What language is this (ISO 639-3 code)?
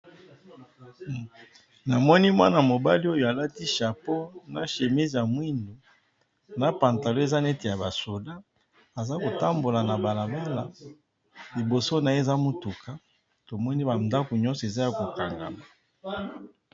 lin